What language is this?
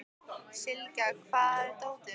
Icelandic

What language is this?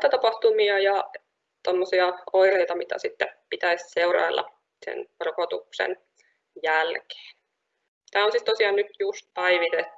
Finnish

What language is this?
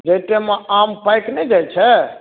Maithili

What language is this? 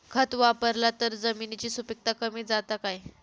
Marathi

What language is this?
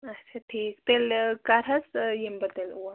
Kashmiri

